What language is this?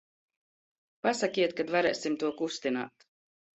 Latvian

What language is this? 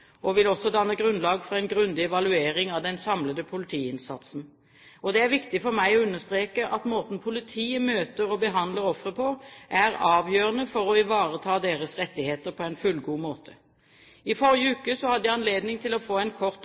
Norwegian Bokmål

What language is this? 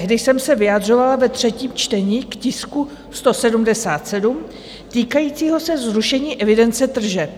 Czech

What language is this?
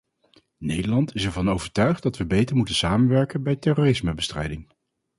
Dutch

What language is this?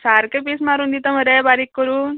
Konkani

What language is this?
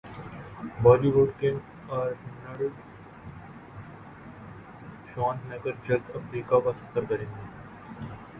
Urdu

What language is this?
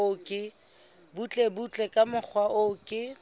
Southern Sotho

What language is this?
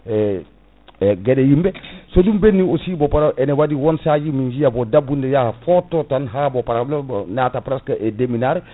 Fula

